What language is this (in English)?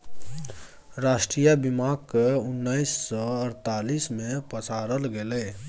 Maithili